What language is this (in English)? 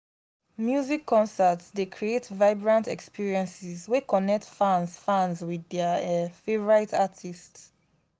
Nigerian Pidgin